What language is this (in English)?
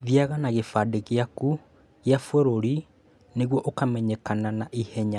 Kikuyu